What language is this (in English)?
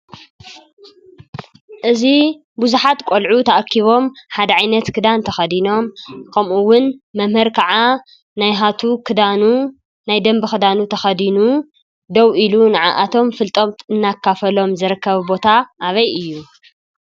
Tigrinya